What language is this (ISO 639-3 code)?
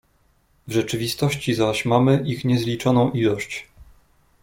pol